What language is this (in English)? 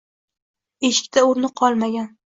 Uzbek